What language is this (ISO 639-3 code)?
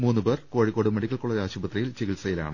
mal